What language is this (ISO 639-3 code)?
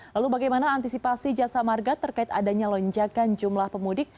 ind